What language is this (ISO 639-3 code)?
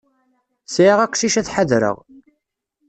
kab